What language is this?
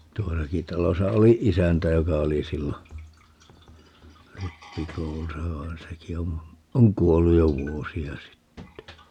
Finnish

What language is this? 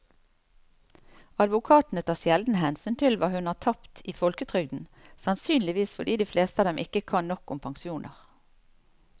Norwegian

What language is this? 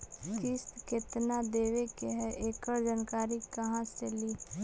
Magahi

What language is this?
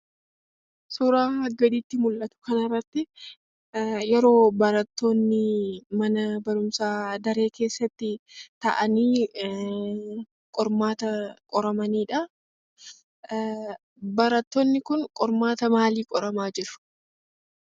Oromo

